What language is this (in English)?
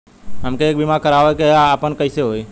Bhojpuri